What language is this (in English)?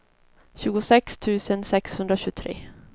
Swedish